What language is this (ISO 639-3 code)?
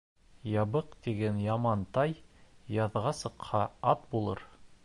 bak